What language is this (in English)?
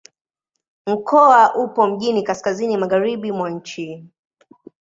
Swahili